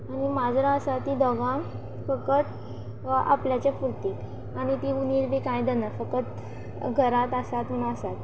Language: Konkani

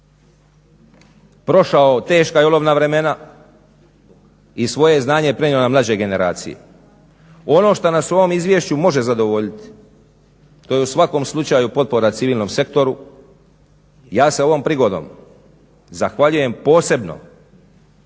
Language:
Croatian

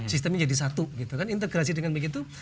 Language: Indonesian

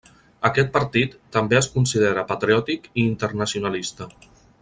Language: Catalan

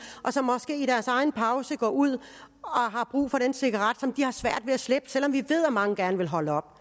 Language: Danish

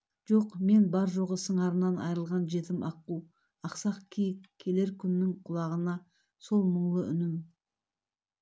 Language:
Kazakh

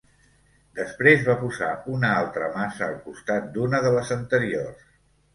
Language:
Catalan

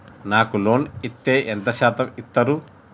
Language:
Telugu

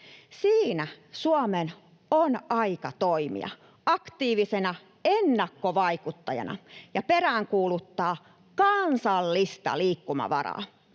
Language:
Finnish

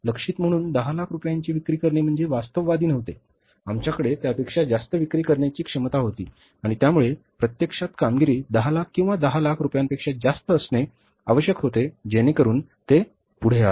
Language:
Marathi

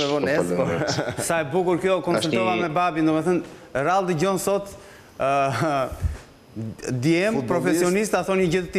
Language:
Romanian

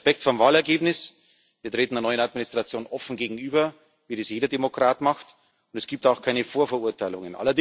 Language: German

